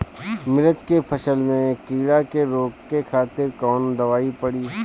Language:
Bhojpuri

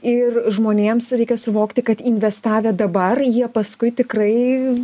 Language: Lithuanian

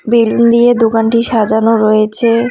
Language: Bangla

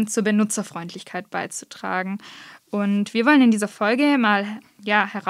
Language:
German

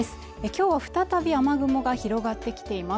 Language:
Japanese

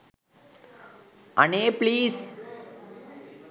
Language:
Sinhala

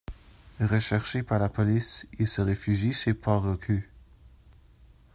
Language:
French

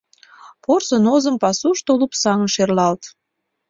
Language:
Mari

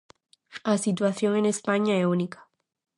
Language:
Galician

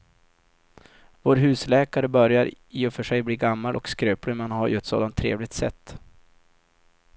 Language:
Swedish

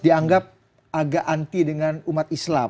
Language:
Indonesian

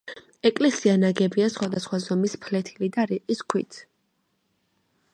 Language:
Georgian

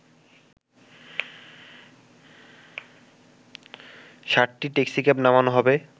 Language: Bangla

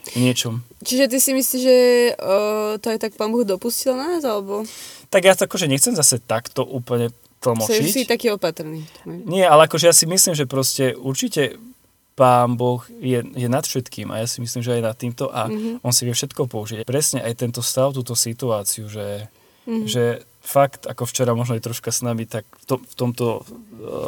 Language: Slovak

